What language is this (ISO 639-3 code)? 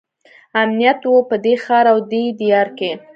pus